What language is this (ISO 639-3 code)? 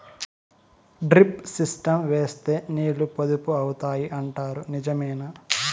tel